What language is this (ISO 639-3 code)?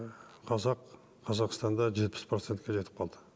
kaz